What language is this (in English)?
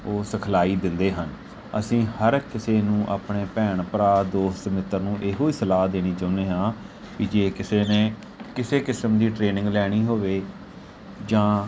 Punjabi